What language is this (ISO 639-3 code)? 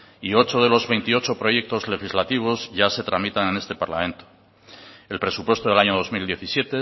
spa